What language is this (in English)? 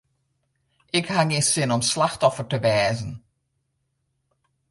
Western Frisian